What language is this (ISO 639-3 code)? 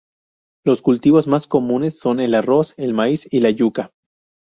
spa